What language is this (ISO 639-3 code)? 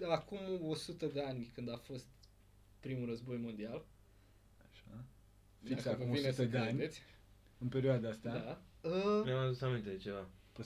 ron